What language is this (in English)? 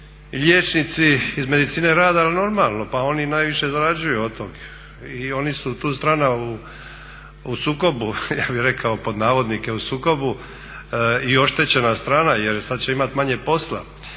Croatian